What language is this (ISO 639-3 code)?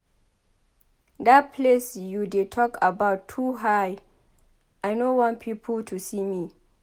pcm